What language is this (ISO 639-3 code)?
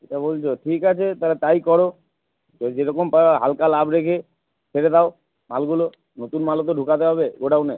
ben